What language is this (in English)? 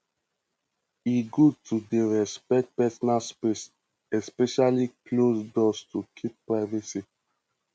Nigerian Pidgin